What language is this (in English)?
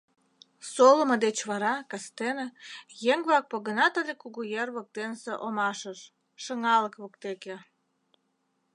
Mari